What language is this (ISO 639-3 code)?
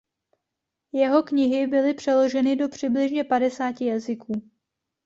ces